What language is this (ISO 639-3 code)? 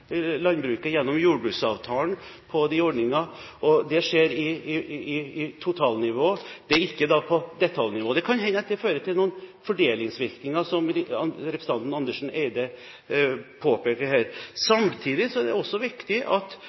nob